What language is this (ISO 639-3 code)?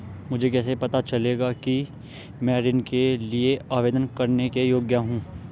hin